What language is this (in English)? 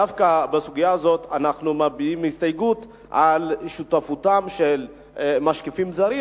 Hebrew